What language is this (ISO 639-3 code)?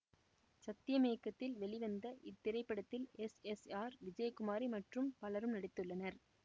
tam